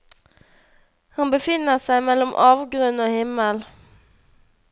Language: Norwegian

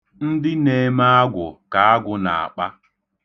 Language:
Igbo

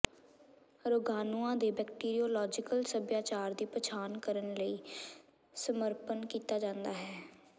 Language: Punjabi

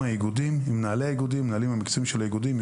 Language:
Hebrew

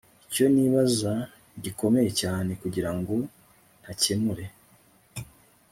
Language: Kinyarwanda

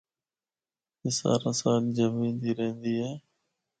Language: Northern Hindko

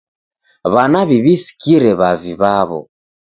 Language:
Taita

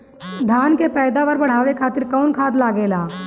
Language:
Bhojpuri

